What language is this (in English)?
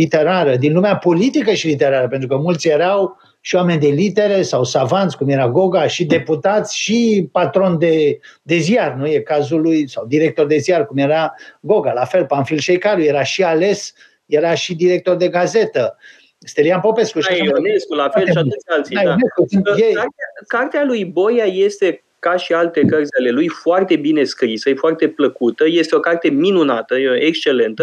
Romanian